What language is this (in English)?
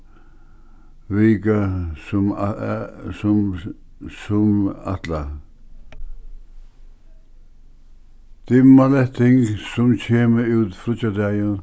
Faroese